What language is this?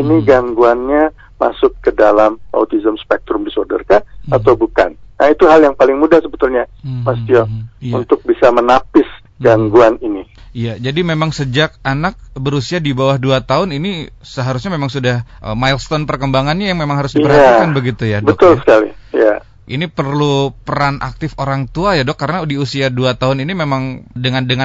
Indonesian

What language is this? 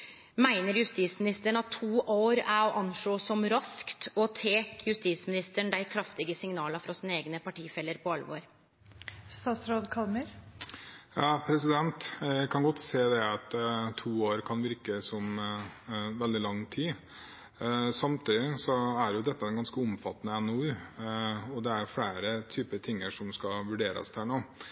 Norwegian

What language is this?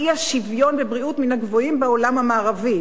Hebrew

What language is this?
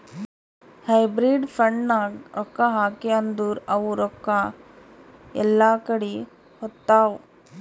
Kannada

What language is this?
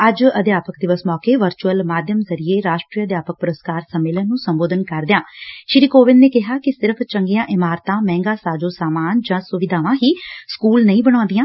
Punjabi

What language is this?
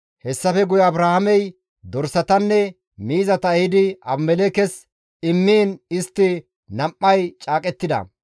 Gamo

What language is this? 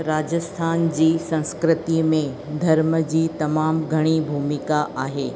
Sindhi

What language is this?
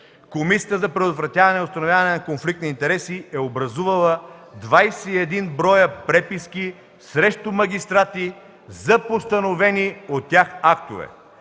Bulgarian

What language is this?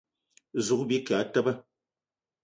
Eton (Cameroon)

